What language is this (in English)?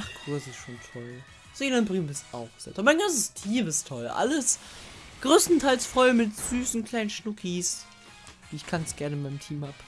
German